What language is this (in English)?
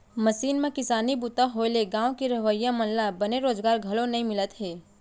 Chhattisgarhi